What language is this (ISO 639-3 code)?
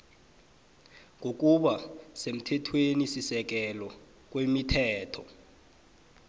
nbl